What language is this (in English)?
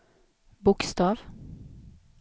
Swedish